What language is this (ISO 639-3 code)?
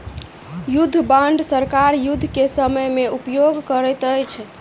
mai